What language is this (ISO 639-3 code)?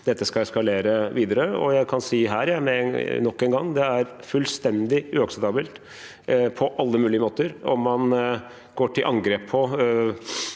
nor